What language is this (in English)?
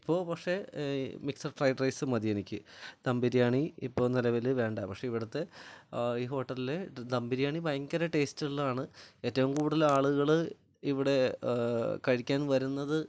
Malayalam